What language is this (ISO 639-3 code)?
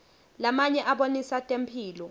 ssw